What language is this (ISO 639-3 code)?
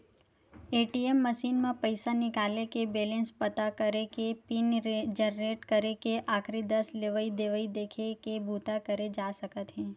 hne